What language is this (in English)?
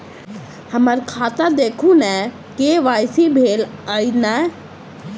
Maithili